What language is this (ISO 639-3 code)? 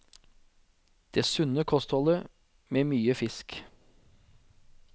nor